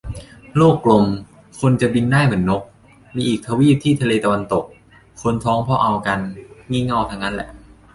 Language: Thai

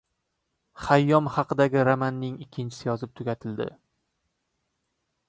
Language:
Uzbek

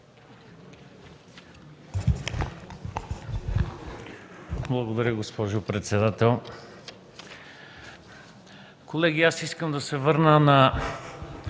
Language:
Bulgarian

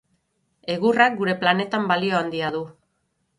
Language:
Basque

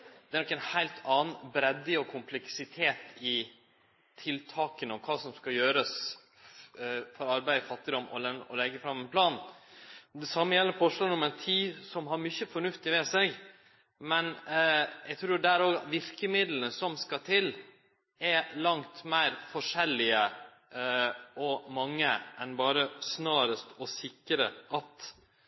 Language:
Norwegian Nynorsk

